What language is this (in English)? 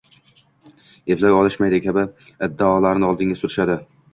Uzbek